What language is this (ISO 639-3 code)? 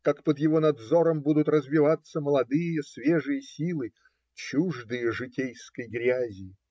rus